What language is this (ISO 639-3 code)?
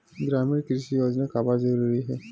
hne